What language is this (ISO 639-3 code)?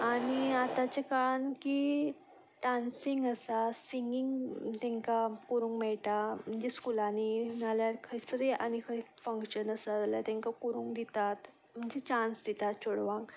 kok